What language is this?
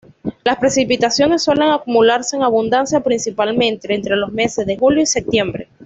Spanish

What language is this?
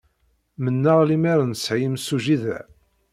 Kabyle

